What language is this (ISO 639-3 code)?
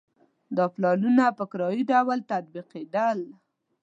pus